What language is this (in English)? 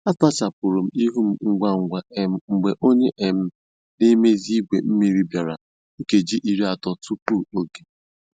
Igbo